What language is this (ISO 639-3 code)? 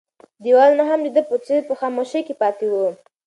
pus